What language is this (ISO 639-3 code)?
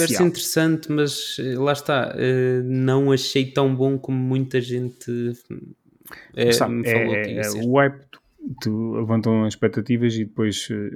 por